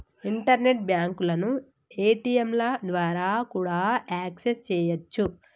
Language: Telugu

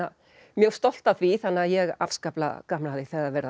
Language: Icelandic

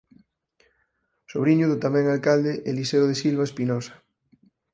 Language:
Galician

